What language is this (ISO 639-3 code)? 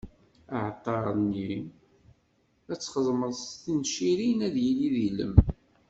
kab